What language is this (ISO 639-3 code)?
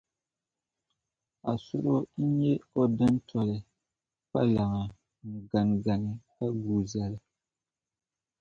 dag